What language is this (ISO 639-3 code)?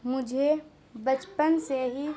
urd